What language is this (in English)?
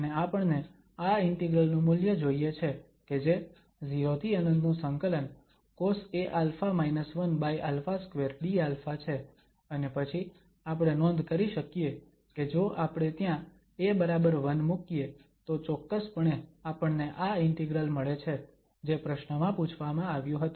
Gujarati